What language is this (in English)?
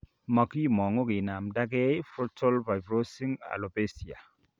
Kalenjin